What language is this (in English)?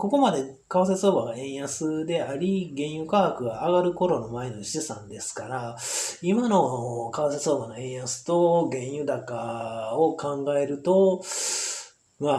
Japanese